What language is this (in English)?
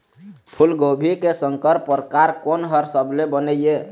Chhattisgarhi